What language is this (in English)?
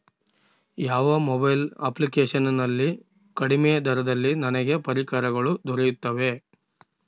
Kannada